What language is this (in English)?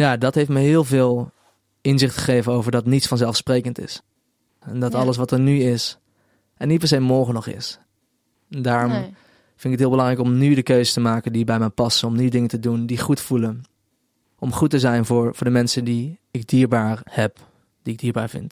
Dutch